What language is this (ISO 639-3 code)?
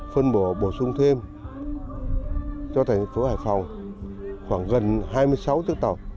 vie